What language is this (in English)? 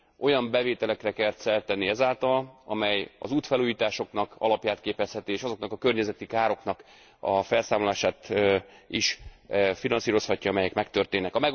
Hungarian